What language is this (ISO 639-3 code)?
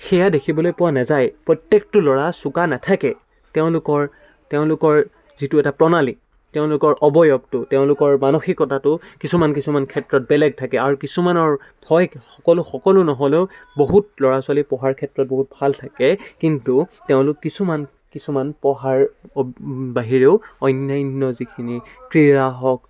asm